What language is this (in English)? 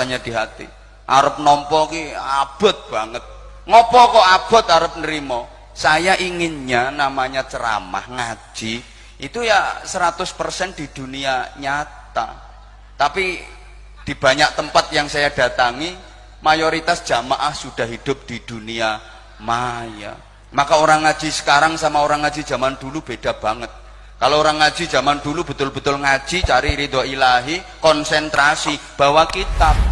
Indonesian